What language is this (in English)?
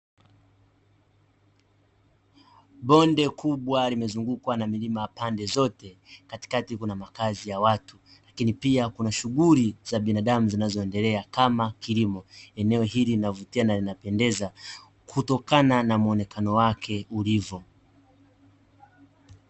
Swahili